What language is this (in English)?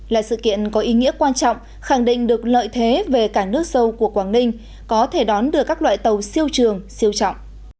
Vietnamese